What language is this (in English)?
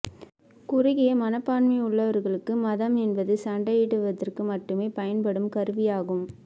Tamil